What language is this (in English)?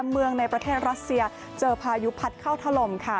Thai